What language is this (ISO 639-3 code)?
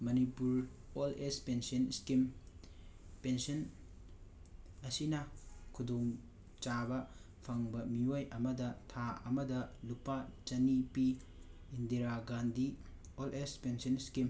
mni